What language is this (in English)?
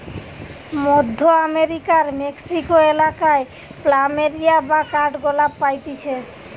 Bangla